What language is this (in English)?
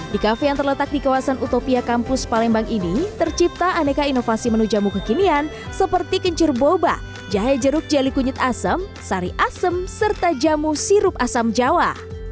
Indonesian